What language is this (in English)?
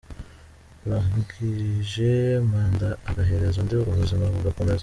Kinyarwanda